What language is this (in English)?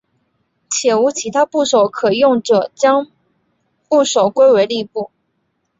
Chinese